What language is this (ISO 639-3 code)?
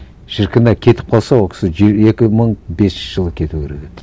kaz